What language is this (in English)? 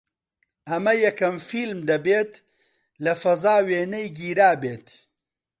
Central Kurdish